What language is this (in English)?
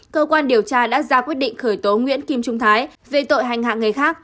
Vietnamese